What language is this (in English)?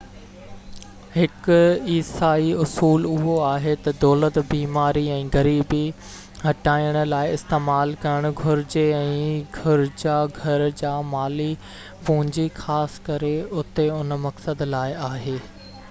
Sindhi